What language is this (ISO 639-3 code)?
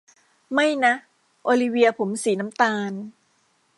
tha